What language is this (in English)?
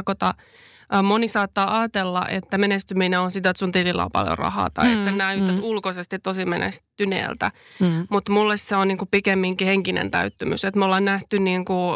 Finnish